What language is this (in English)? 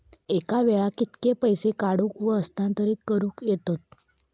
Marathi